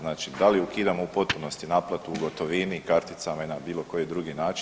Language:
Croatian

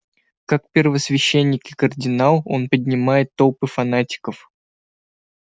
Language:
Russian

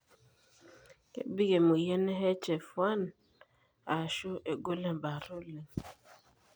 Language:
Masai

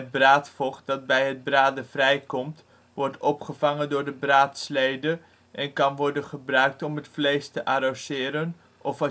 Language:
Dutch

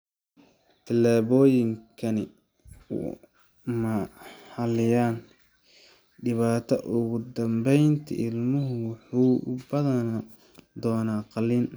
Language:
Somali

